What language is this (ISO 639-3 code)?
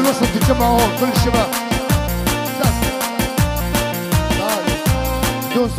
ara